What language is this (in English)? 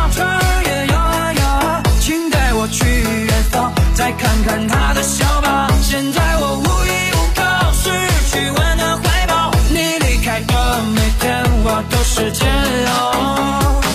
Chinese